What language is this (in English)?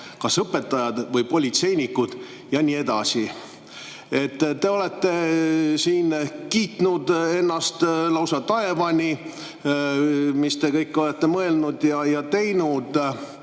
Estonian